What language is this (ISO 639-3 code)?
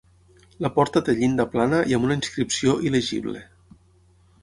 cat